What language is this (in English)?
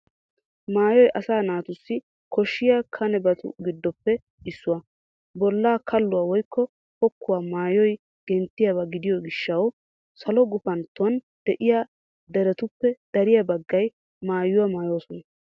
Wolaytta